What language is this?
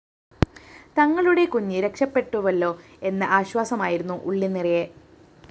Malayalam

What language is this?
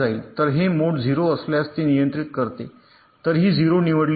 Marathi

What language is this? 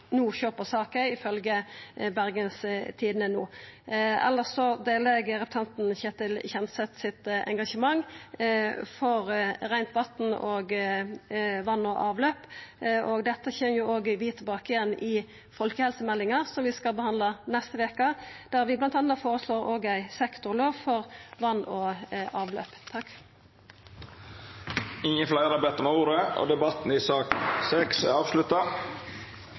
Norwegian Nynorsk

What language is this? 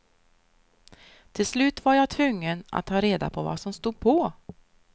Swedish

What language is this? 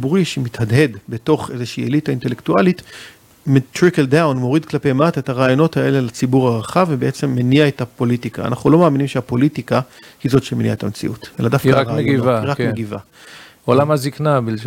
Hebrew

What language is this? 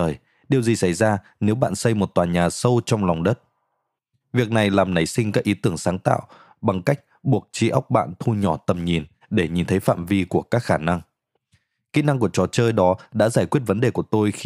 Vietnamese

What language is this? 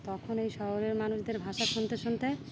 Bangla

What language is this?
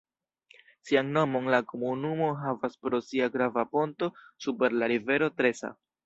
Esperanto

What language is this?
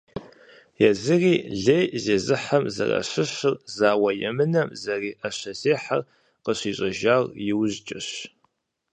Kabardian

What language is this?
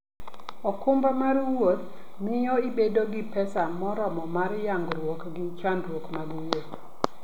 Luo (Kenya and Tanzania)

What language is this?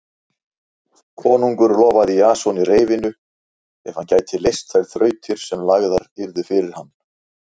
Icelandic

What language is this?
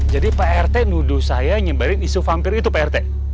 Indonesian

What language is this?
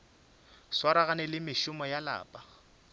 Northern Sotho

